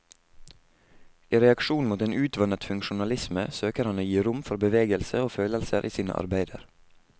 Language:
Norwegian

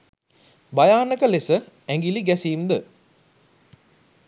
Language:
Sinhala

